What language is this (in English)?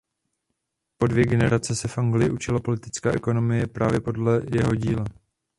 Czech